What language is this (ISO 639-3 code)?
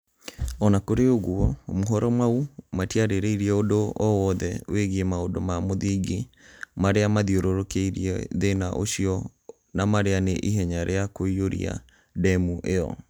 kik